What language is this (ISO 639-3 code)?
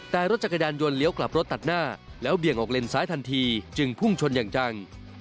tha